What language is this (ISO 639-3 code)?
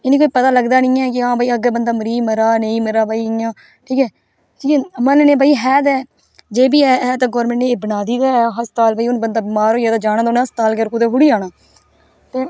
doi